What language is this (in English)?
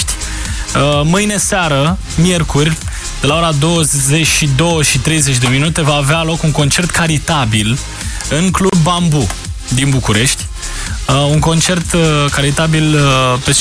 Romanian